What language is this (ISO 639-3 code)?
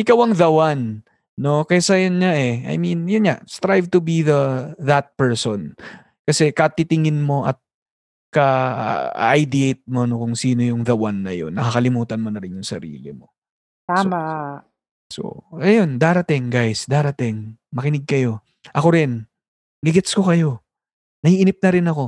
fil